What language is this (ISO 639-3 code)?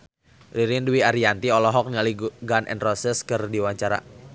sun